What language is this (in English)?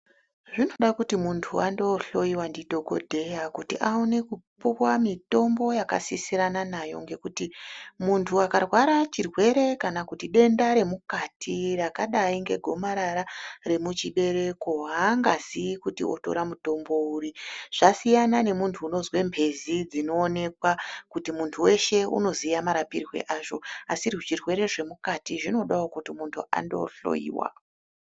Ndau